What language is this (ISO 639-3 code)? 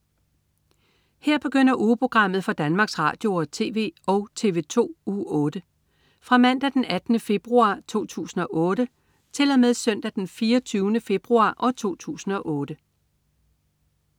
dan